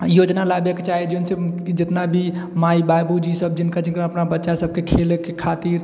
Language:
Maithili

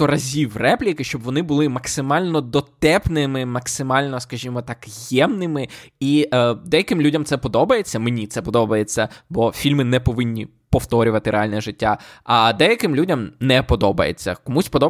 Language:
Ukrainian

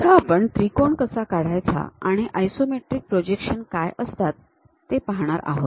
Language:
Marathi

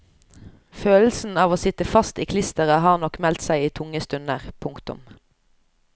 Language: Norwegian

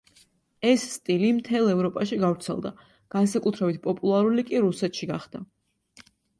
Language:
Georgian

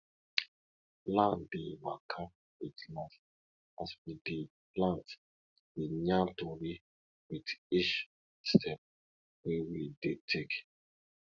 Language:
Nigerian Pidgin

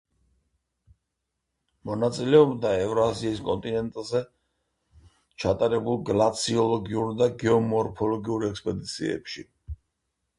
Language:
Georgian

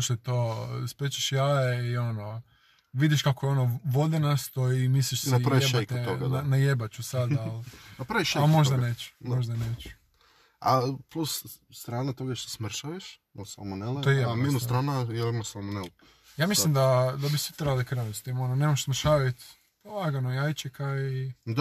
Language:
Croatian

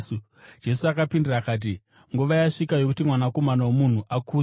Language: Shona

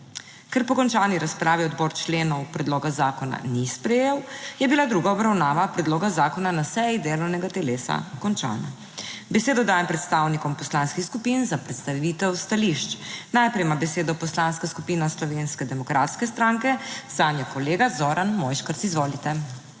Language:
Slovenian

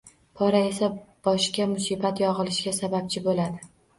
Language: Uzbek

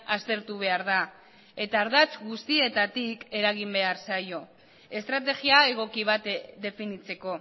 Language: Basque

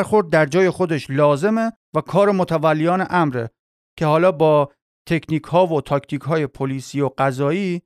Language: Persian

